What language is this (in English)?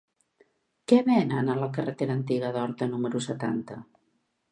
Catalan